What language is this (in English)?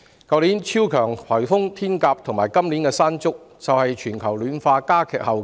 Cantonese